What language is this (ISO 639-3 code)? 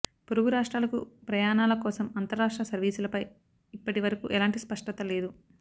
tel